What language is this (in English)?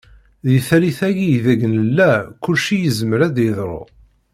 Kabyle